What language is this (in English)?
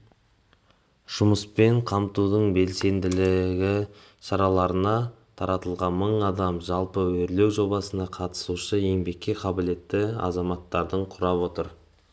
Kazakh